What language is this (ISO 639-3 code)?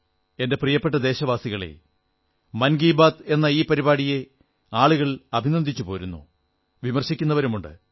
mal